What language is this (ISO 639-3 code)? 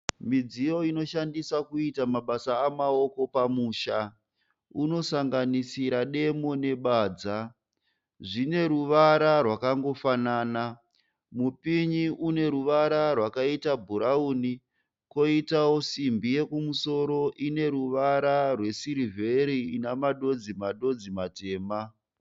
sna